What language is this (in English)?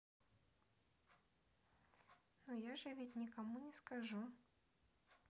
Russian